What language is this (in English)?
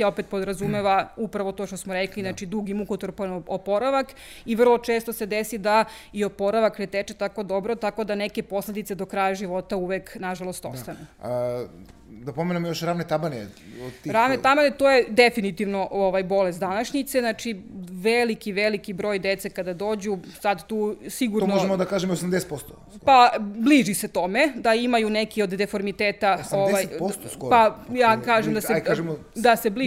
Croatian